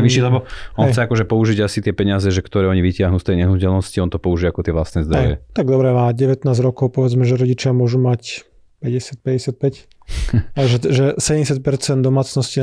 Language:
Slovak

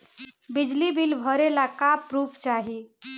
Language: Bhojpuri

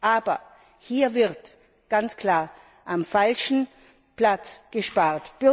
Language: German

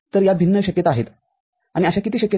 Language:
Marathi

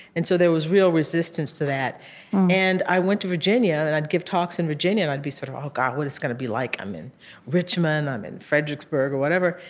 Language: English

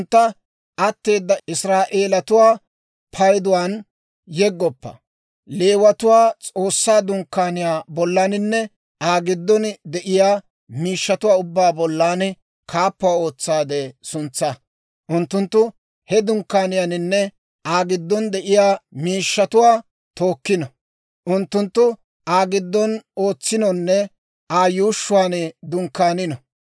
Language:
Dawro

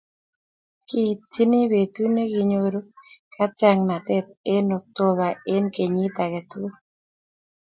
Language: Kalenjin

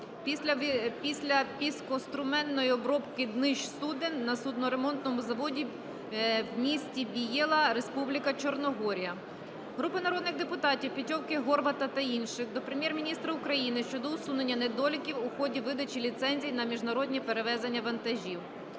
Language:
Ukrainian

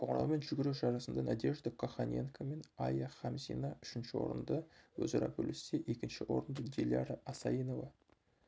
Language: Kazakh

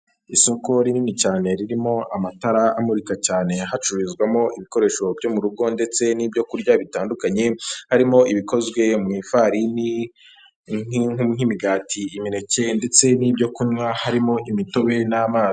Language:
Kinyarwanda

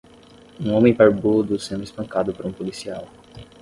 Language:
Portuguese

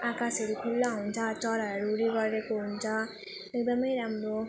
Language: Nepali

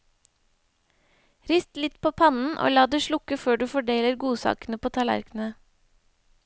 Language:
Norwegian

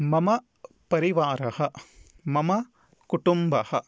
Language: Sanskrit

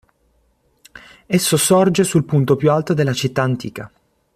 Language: Italian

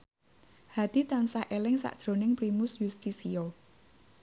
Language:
Javanese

